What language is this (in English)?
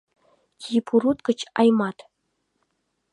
Mari